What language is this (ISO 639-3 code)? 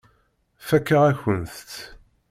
kab